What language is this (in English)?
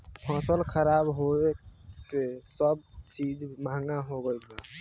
Bhojpuri